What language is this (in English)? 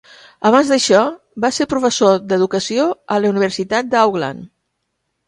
Catalan